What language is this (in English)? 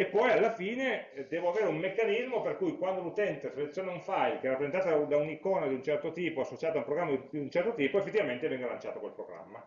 Italian